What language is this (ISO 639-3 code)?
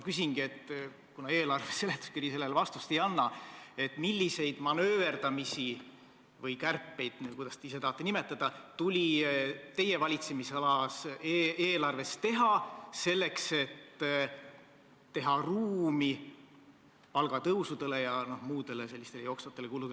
est